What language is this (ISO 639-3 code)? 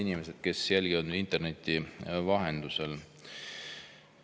est